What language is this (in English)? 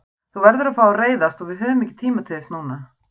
Icelandic